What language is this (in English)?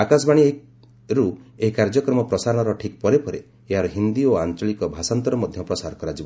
Odia